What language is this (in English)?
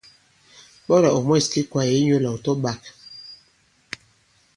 Bankon